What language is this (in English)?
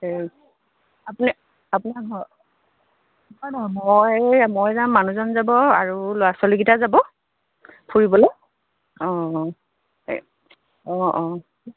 Assamese